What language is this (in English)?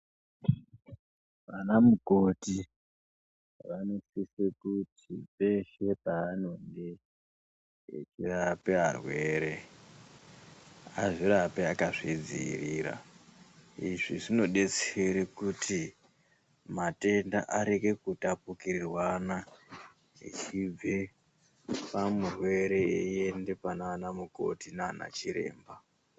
Ndau